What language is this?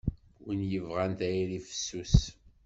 Kabyle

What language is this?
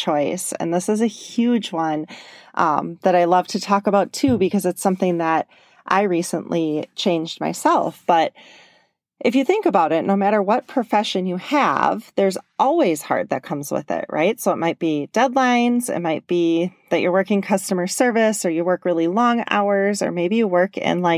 English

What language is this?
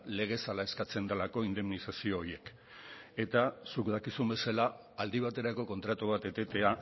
Basque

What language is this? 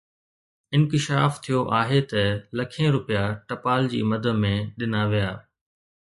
Sindhi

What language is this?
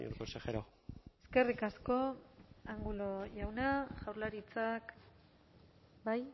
Basque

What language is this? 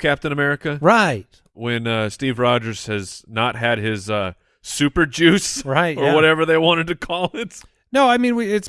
English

